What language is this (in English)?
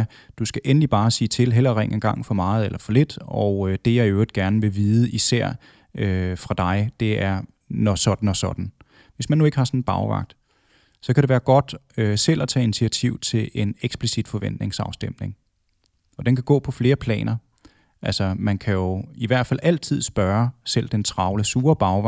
Danish